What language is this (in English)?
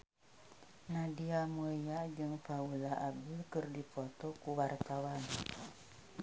Sundanese